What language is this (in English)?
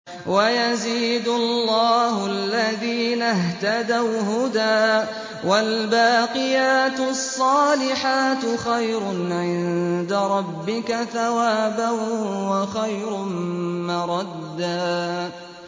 Arabic